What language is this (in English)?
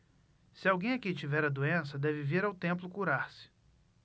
Portuguese